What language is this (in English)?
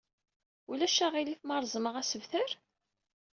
Kabyle